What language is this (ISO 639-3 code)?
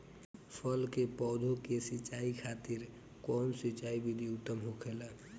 bho